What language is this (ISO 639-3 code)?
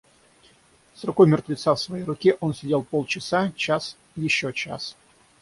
rus